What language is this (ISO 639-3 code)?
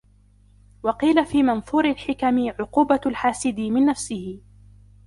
ara